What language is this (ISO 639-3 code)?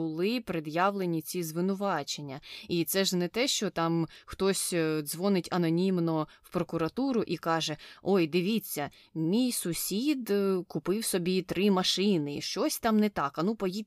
ukr